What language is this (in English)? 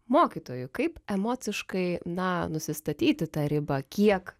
Lithuanian